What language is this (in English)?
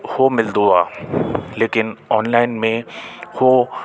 Sindhi